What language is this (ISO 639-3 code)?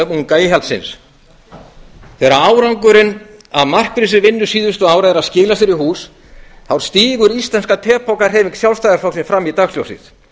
isl